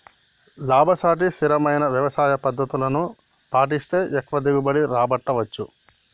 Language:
Telugu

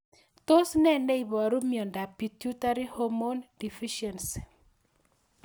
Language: Kalenjin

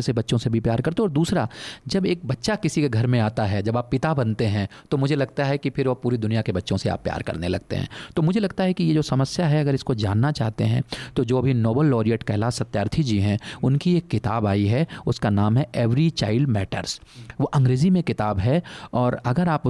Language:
Hindi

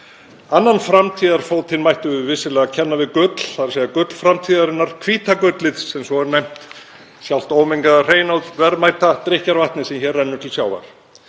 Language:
Icelandic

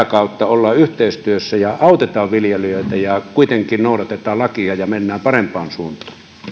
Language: Finnish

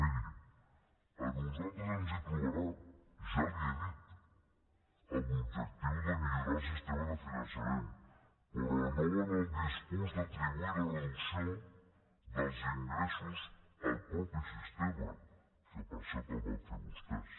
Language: Catalan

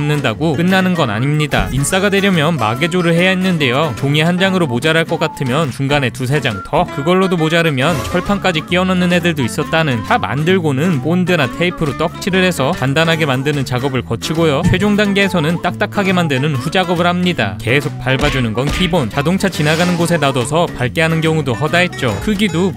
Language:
Korean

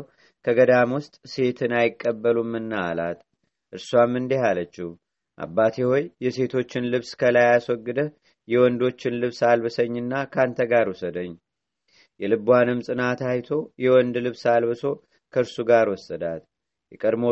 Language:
Amharic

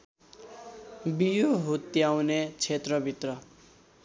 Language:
Nepali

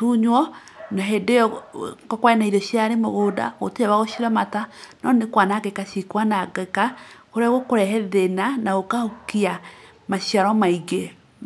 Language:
Kikuyu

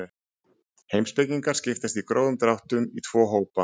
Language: Icelandic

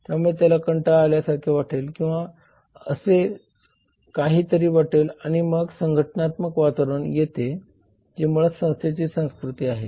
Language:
Marathi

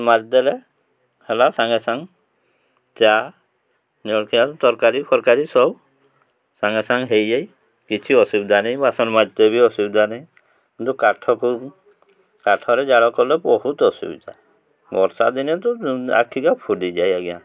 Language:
Odia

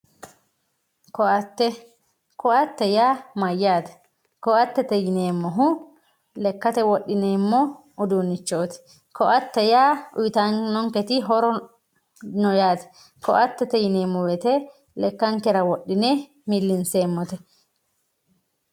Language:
Sidamo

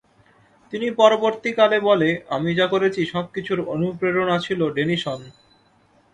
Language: Bangla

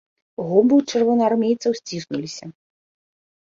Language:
Belarusian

